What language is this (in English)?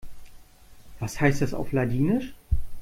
German